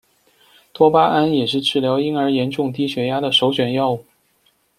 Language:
Chinese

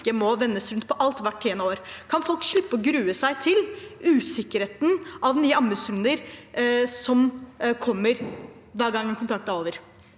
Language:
Norwegian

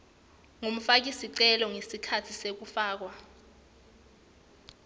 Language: Swati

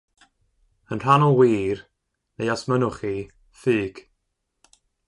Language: Welsh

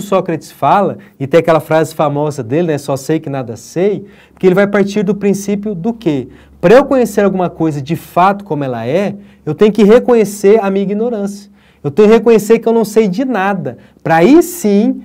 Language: Portuguese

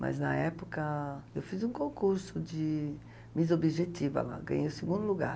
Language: Portuguese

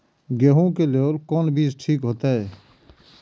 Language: Maithili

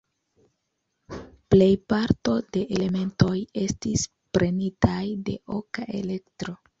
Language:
Esperanto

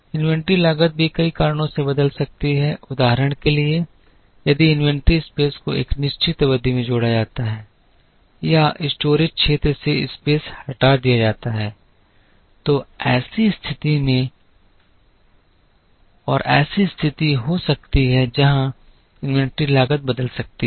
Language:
Hindi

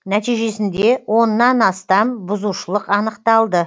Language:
Kazakh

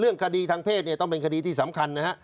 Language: Thai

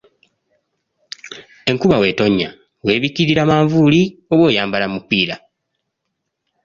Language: Ganda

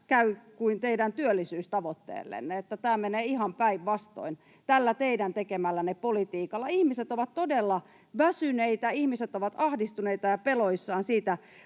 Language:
Finnish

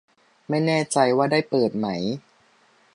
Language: Thai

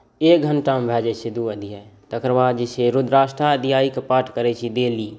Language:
Maithili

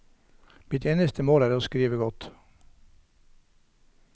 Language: Norwegian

